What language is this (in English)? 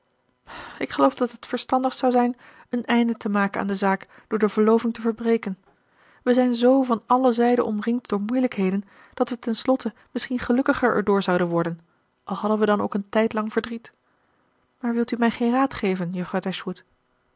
Dutch